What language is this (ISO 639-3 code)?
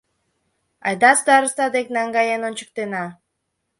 chm